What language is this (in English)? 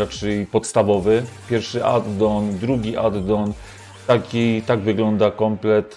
Polish